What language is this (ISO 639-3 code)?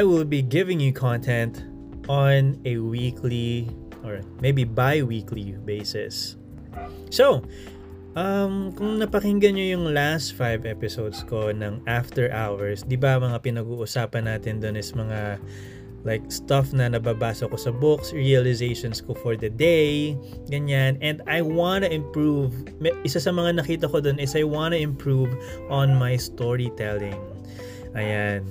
fil